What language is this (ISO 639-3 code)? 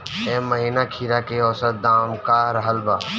bho